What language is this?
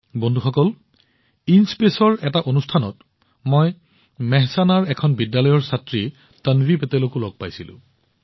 Assamese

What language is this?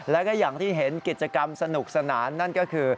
Thai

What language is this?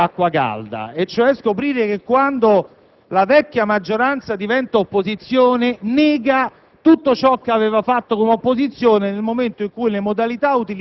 Italian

